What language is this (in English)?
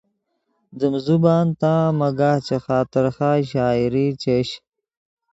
Yidgha